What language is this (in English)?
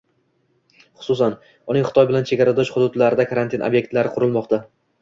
Uzbek